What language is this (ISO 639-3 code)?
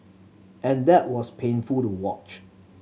eng